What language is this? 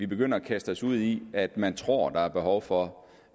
Danish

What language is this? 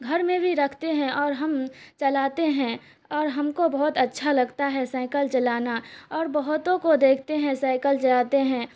Urdu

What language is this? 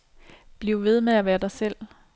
Danish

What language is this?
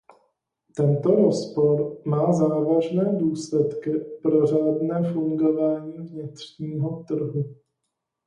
Czech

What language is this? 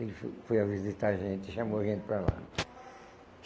Portuguese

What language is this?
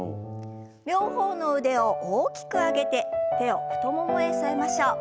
Japanese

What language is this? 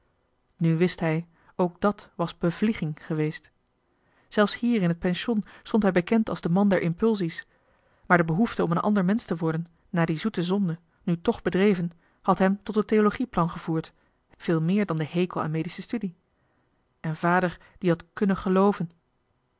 Dutch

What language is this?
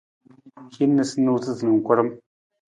Nawdm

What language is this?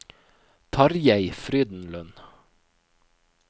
Norwegian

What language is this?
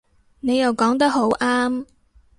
Cantonese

